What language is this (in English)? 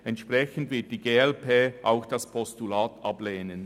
Swiss German